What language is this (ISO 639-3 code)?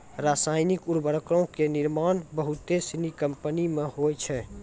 mai